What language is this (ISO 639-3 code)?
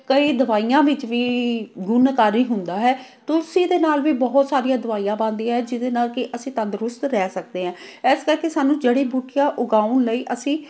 pan